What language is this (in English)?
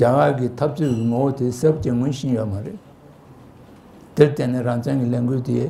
Turkish